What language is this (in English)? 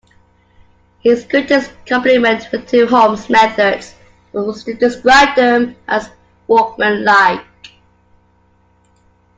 English